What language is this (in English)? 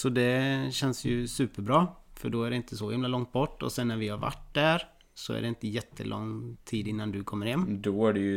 Swedish